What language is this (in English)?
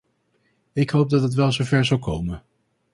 Dutch